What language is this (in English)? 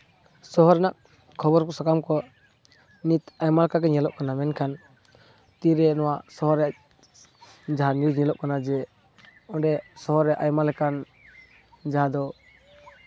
Santali